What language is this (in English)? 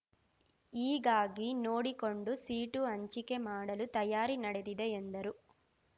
Kannada